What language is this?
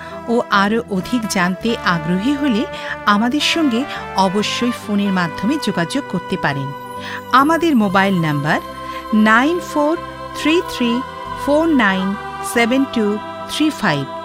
Bangla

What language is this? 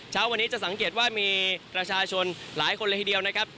Thai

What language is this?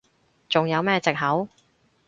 Cantonese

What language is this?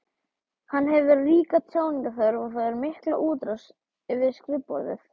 Icelandic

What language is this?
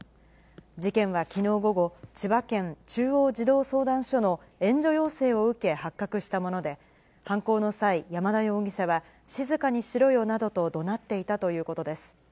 Japanese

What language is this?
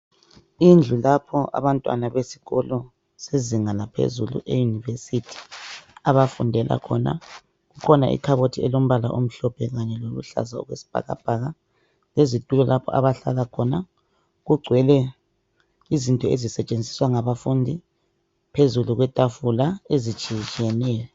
North Ndebele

